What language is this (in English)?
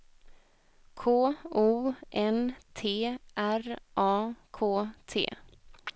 Swedish